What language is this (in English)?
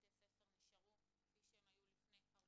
Hebrew